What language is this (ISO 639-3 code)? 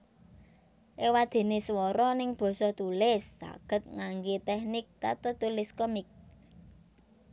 jav